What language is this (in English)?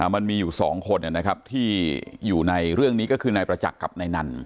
Thai